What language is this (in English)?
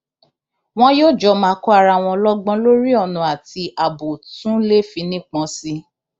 Yoruba